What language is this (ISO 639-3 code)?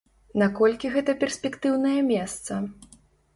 bel